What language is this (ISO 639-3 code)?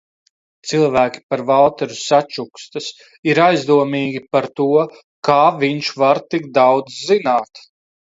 lav